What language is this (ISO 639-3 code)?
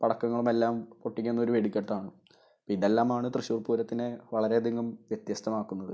mal